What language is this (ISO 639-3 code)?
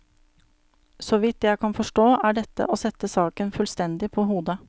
nor